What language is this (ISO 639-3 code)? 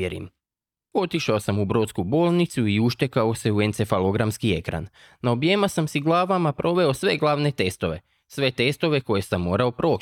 hrv